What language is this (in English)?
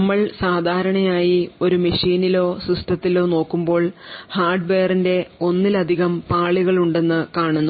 Malayalam